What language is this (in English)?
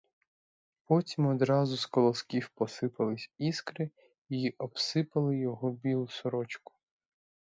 Ukrainian